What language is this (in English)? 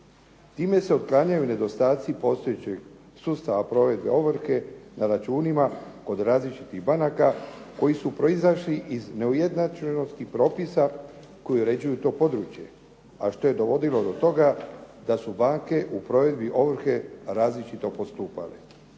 Croatian